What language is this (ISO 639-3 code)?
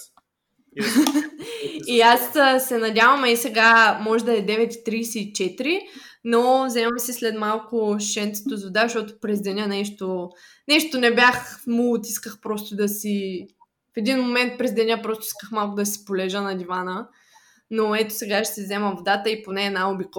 bul